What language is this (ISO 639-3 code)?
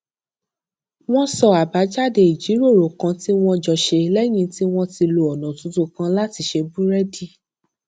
yor